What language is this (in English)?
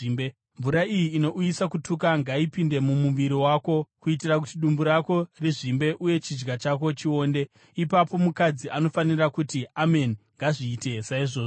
Shona